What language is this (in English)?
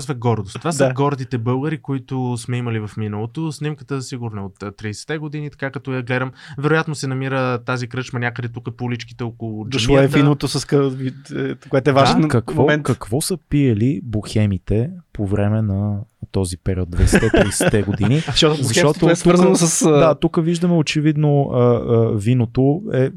Bulgarian